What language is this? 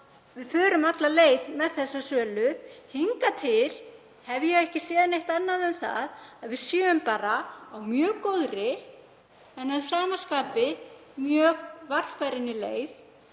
Icelandic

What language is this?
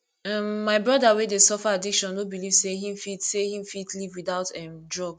Nigerian Pidgin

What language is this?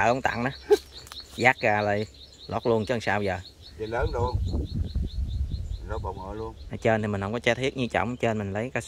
Vietnamese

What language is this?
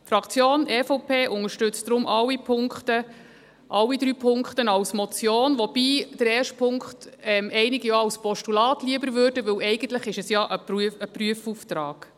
Swiss German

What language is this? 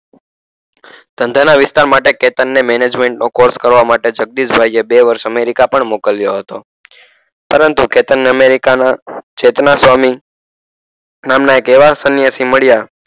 Gujarati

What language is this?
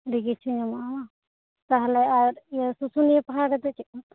Santali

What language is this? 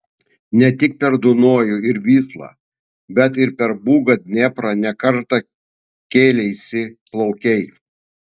Lithuanian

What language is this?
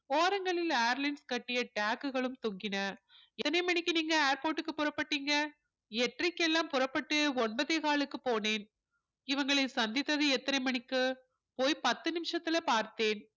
Tamil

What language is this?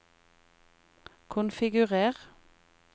Norwegian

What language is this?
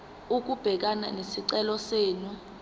Zulu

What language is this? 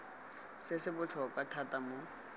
Tswana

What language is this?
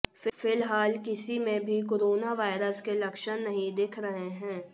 Hindi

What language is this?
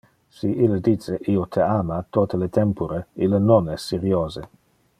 Interlingua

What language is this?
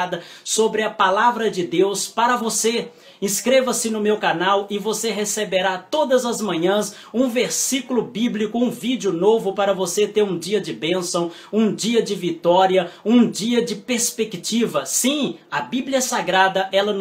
Portuguese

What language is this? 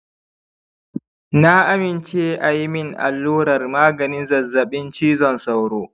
Hausa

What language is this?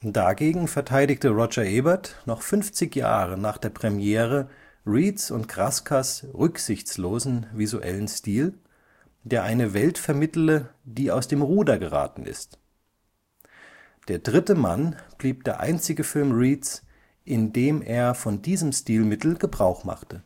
German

